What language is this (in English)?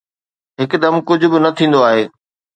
Sindhi